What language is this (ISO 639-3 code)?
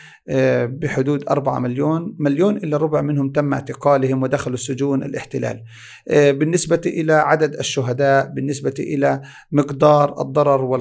ara